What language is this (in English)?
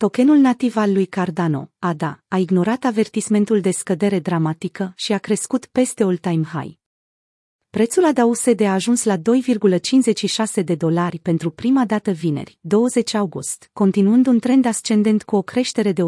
Romanian